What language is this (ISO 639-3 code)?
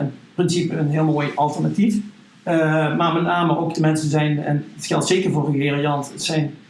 nld